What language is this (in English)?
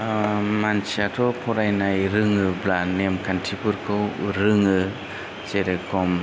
Bodo